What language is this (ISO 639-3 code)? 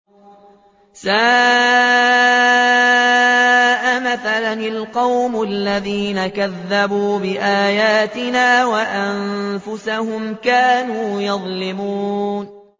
ara